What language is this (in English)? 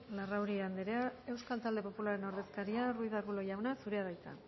Basque